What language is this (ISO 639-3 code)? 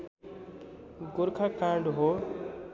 nep